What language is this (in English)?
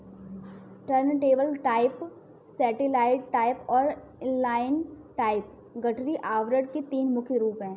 Hindi